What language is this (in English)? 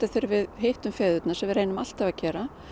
Icelandic